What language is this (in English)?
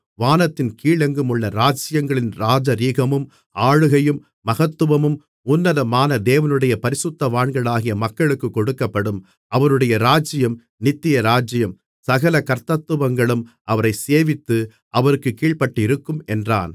Tamil